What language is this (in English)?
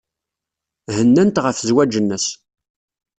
Kabyle